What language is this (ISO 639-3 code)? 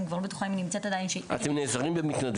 heb